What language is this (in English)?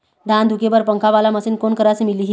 Chhattisgarhi